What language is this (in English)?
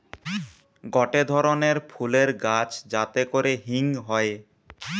Bangla